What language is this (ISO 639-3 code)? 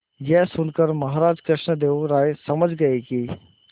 hin